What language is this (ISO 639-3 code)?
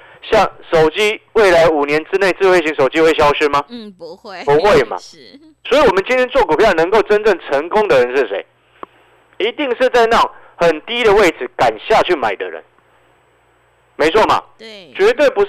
zho